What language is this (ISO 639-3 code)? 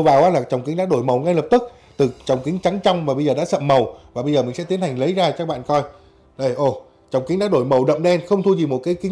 vie